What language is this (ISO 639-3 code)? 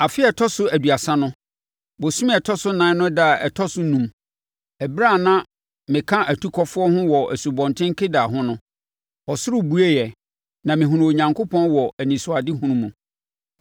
aka